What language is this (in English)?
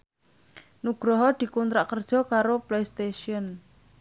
Javanese